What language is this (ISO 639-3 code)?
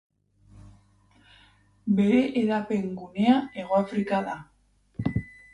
eus